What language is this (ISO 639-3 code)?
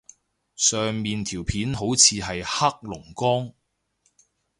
yue